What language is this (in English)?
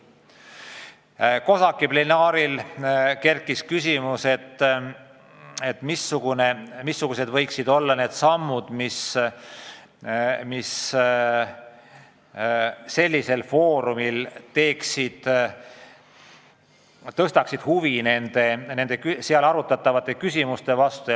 Estonian